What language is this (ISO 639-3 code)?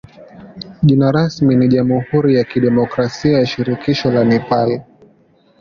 swa